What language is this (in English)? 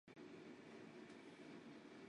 Chinese